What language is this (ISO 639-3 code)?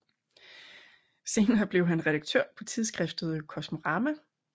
dan